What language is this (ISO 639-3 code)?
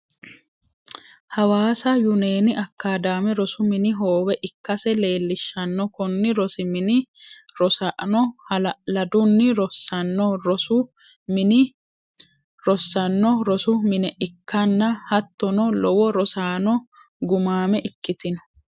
sid